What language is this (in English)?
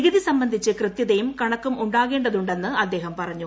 Malayalam